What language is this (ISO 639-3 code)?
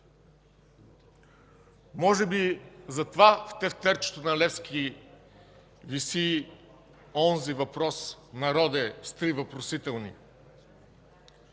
bul